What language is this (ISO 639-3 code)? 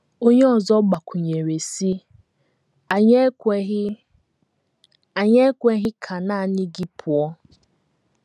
ibo